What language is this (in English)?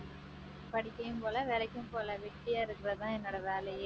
Tamil